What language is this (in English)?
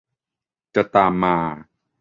Thai